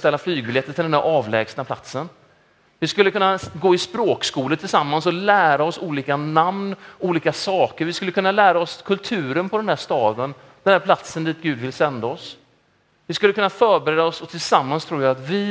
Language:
Swedish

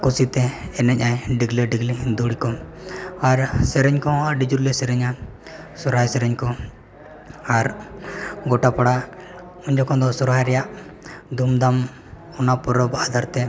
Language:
Santali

